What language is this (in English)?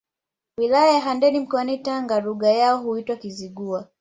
Swahili